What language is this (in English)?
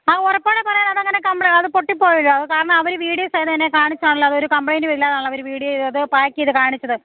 Malayalam